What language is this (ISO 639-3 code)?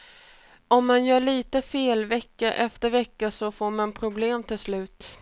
swe